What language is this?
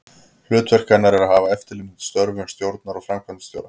Icelandic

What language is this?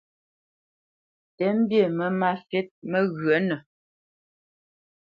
Bamenyam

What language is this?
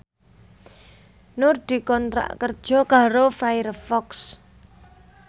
Javanese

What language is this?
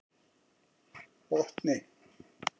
Icelandic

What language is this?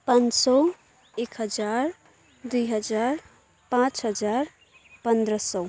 Nepali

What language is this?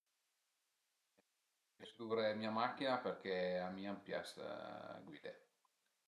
Piedmontese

